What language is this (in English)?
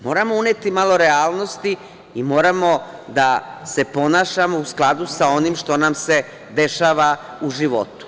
Serbian